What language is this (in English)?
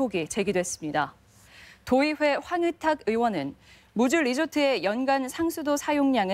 Korean